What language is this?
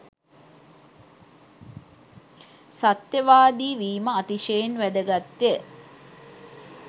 Sinhala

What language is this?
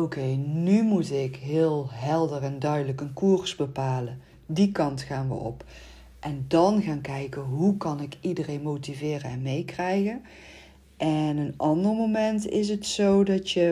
Dutch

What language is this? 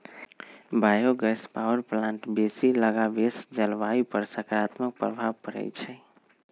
Magahi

